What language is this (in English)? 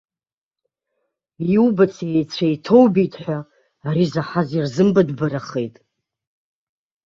Abkhazian